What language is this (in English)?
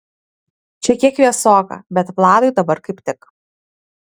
Lithuanian